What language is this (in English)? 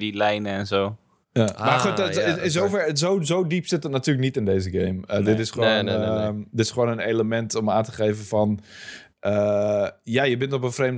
Dutch